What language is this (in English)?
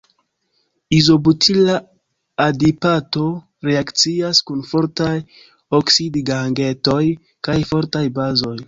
Esperanto